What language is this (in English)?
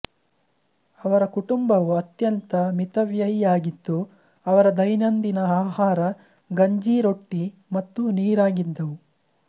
Kannada